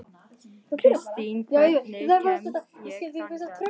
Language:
Icelandic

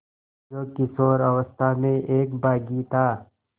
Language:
Hindi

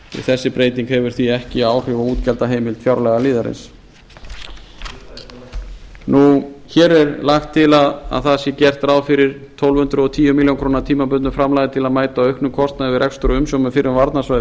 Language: Icelandic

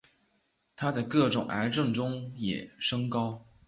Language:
Chinese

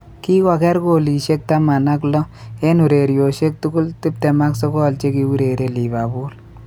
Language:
Kalenjin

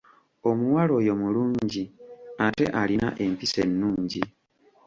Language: Ganda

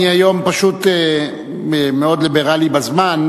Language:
Hebrew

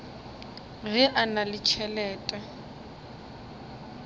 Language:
Northern Sotho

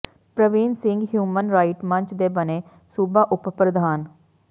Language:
Punjabi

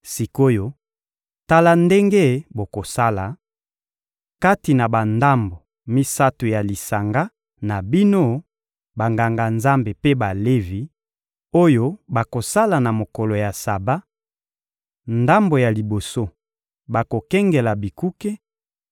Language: Lingala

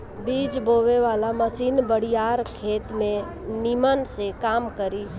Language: Bhojpuri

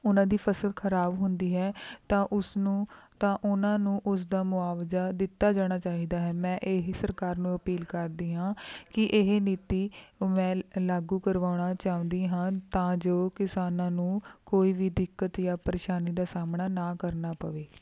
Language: Punjabi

